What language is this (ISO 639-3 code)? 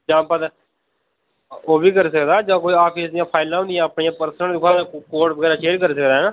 doi